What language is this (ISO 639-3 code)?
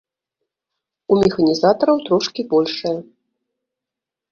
bel